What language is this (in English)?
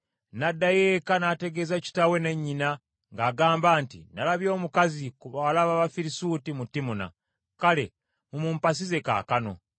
Ganda